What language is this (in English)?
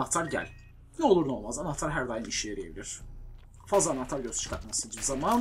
Turkish